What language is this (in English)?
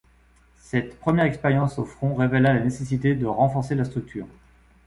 French